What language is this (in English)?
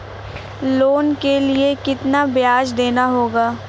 Hindi